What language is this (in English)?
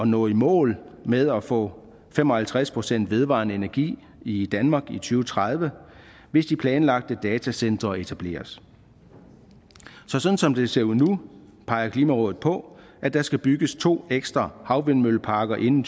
Danish